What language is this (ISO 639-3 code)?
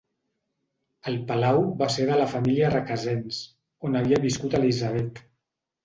cat